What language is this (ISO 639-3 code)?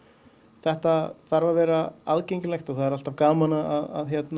isl